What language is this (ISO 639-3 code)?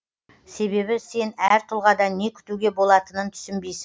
kaz